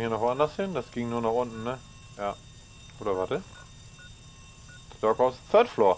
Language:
German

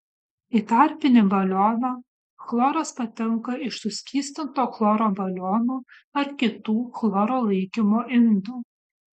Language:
Lithuanian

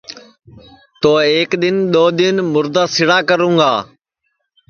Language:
Sansi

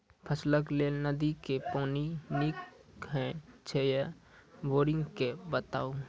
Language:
Maithili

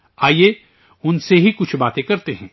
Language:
Urdu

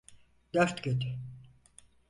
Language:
Turkish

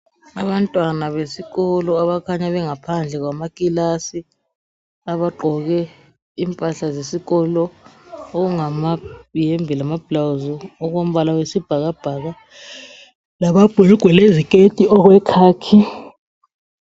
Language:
North Ndebele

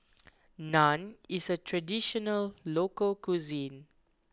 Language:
English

